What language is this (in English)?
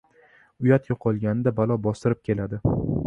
Uzbek